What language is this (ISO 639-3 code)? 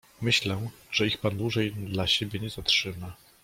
pol